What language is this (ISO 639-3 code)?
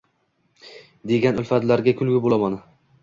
uzb